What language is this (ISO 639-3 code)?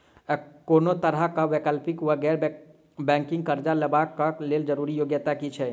mai